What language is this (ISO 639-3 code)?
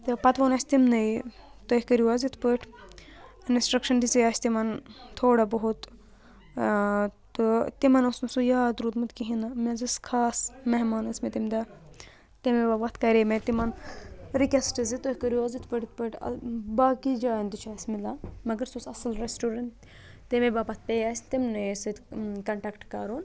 kas